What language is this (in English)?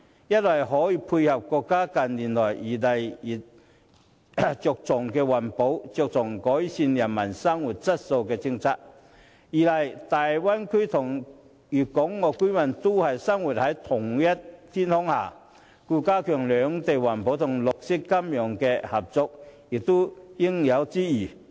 Cantonese